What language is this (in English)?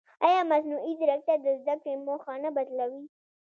Pashto